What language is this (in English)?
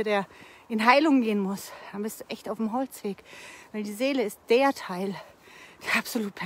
German